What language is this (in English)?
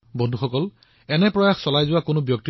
Assamese